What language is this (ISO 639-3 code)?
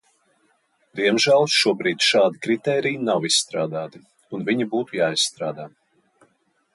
lav